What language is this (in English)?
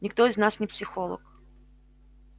Russian